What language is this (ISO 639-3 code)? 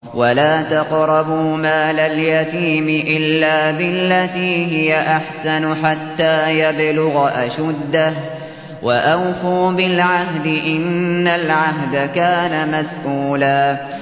ara